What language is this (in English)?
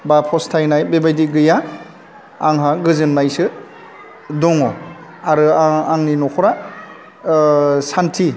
Bodo